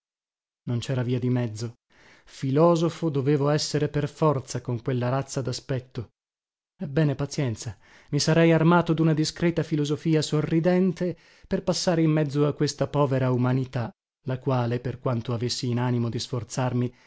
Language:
Italian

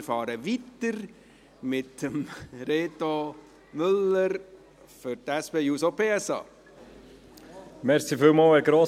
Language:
Swiss German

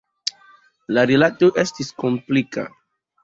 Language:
Esperanto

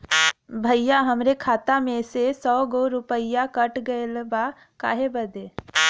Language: Bhojpuri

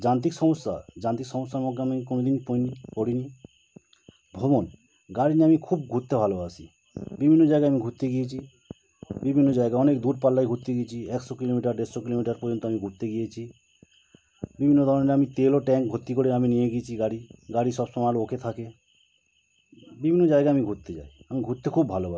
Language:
Bangla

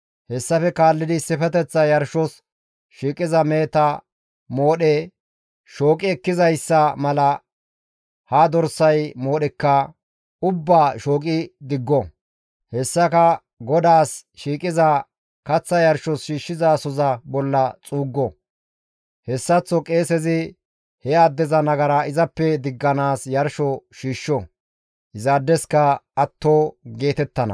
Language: Gamo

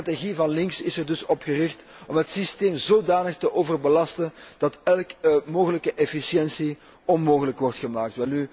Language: Dutch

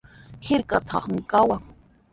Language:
Sihuas Ancash Quechua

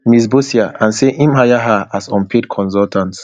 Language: Nigerian Pidgin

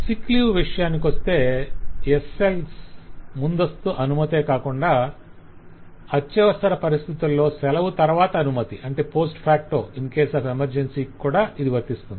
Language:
Telugu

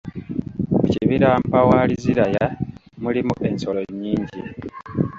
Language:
Ganda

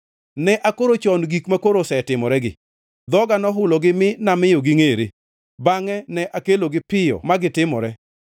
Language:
Luo (Kenya and Tanzania)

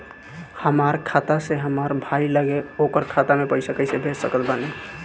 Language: Bhojpuri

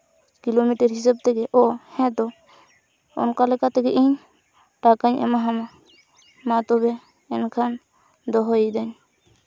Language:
Santali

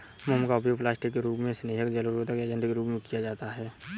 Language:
Hindi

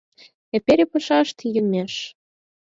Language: Mari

